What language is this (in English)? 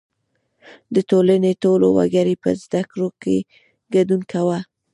Pashto